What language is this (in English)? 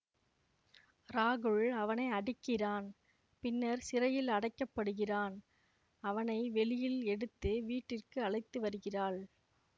Tamil